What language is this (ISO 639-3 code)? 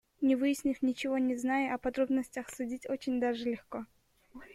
kir